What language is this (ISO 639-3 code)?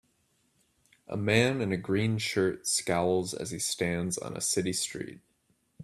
eng